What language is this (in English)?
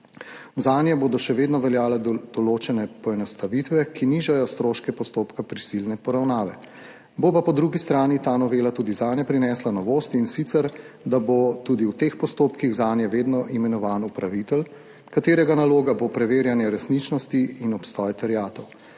Slovenian